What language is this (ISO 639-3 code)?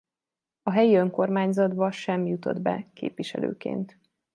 hun